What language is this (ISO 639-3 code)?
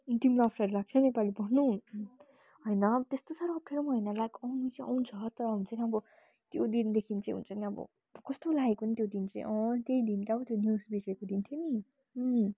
nep